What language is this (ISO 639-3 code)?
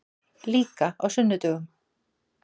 isl